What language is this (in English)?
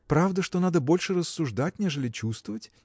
Russian